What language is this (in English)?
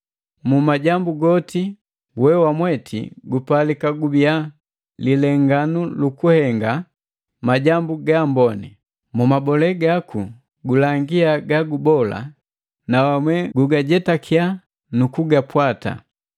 Matengo